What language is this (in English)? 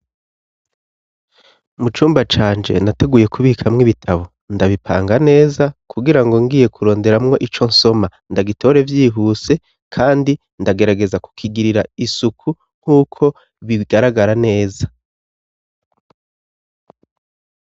Rundi